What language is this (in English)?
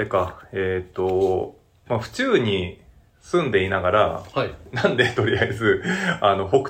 Japanese